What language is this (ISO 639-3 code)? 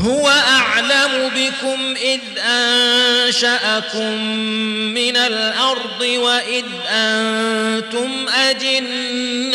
ara